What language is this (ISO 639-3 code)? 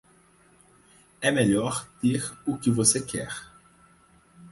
por